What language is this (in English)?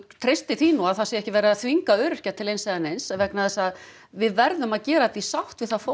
Icelandic